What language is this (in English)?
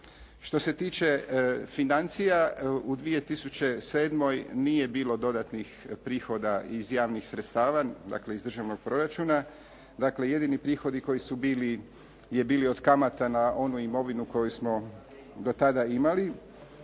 Croatian